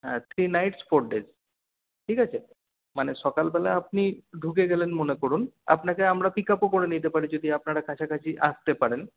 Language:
Bangla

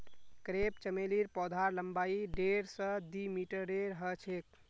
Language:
Magahi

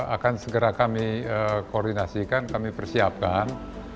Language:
Indonesian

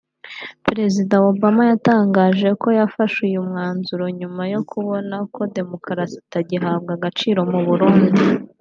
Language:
Kinyarwanda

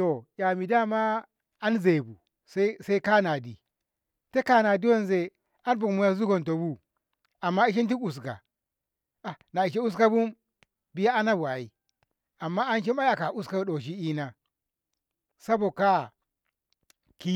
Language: Ngamo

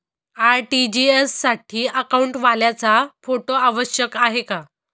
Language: Marathi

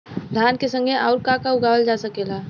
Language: Bhojpuri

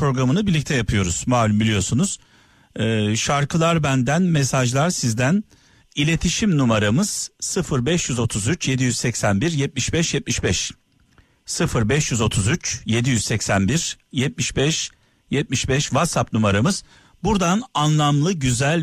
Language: Turkish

